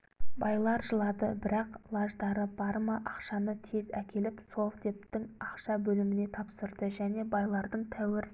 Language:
Kazakh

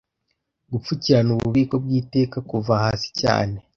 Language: Kinyarwanda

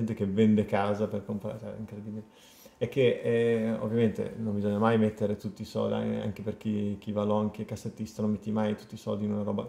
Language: Italian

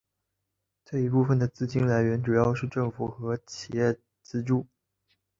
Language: Chinese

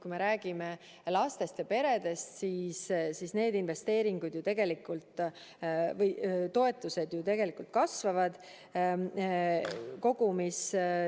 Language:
Estonian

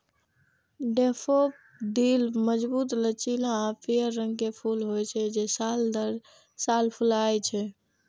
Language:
Maithili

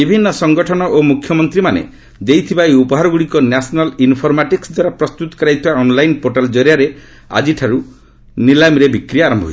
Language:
Odia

